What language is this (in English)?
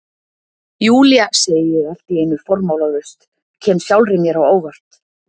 Icelandic